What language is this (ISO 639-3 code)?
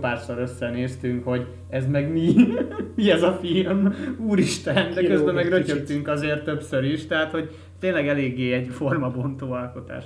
hun